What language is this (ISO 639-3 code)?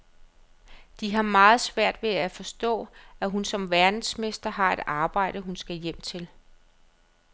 dan